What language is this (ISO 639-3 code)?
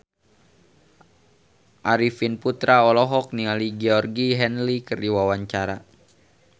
sun